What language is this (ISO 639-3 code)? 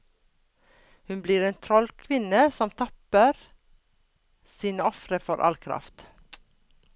nor